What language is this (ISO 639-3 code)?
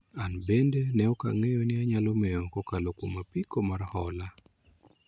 luo